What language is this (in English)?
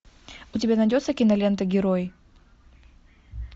Russian